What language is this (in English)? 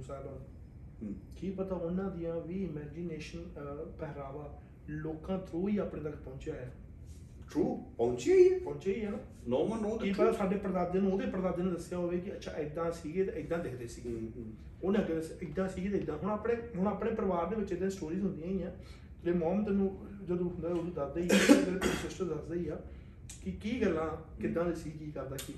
Punjabi